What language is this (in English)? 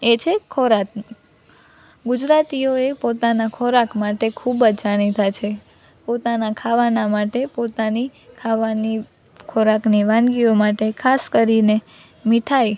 Gujarati